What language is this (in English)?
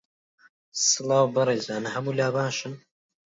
Central Kurdish